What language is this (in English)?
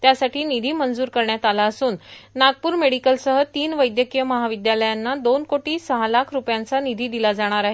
Marathi